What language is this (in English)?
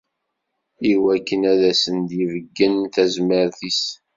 Kabyle